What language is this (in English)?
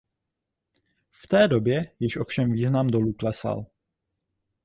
Czech